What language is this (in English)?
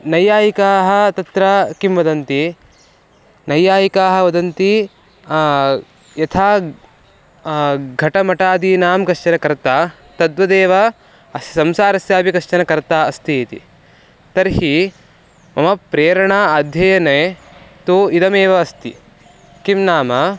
Sanskrit